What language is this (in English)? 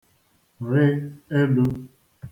Igbo